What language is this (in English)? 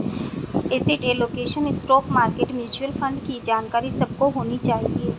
Hindi